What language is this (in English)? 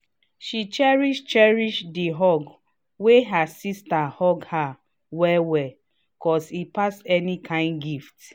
Nigerian Pidgin